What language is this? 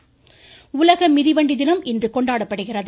Tamil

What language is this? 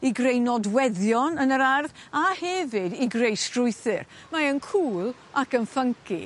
Welsh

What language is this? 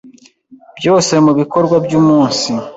Kinyarwanda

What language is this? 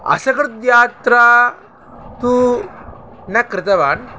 Sanskrit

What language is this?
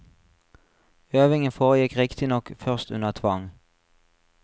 Norwegian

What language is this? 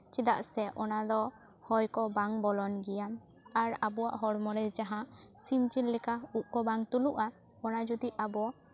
Santali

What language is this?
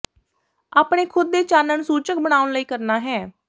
Punjabi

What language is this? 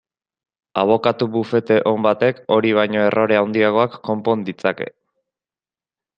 Basque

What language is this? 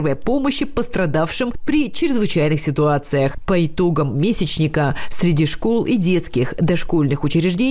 Russian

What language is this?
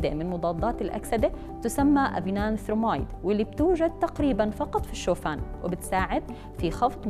Arabic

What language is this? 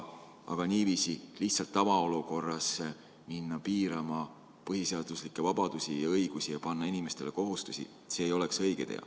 Estonian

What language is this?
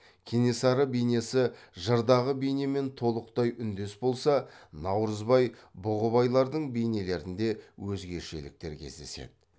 Kazakh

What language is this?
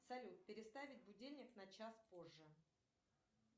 Russian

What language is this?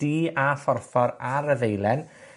Welsh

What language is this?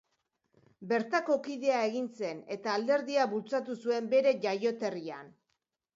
Basque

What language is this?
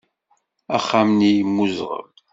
Kabyle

